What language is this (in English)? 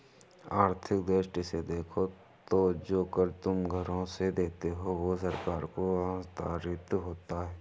Hindi